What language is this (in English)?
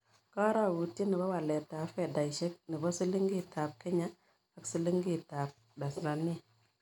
Kalenjin